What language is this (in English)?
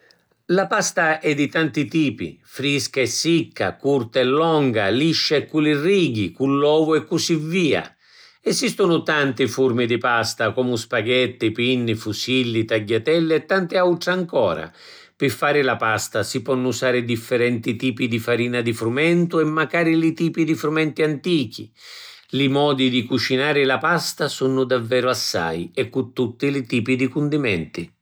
Sicilian